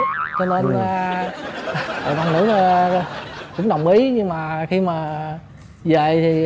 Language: Vietnamese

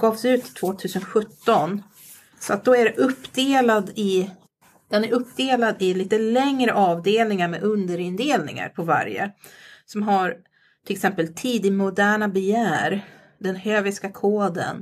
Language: Swedish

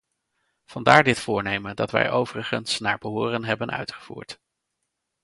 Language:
Dutch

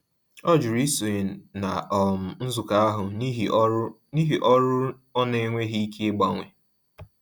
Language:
Igbo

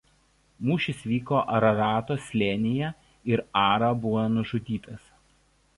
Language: Lithuanian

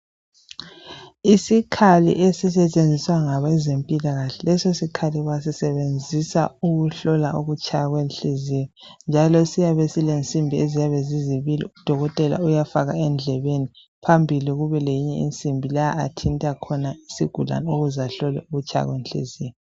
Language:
North Ndebele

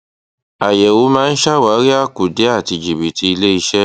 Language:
Yoruba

